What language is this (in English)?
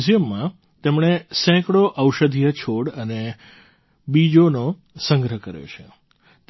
Gujarati